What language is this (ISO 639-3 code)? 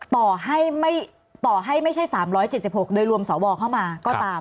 tha